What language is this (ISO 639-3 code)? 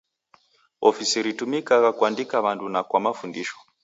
dav